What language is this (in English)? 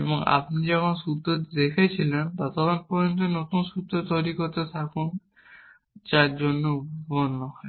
Bangla